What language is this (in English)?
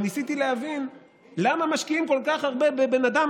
Hebrew